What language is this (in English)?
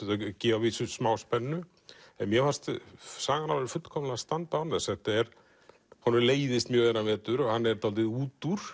Icelandic